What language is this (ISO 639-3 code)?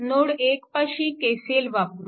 mar